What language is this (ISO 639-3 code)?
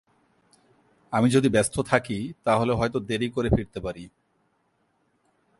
ben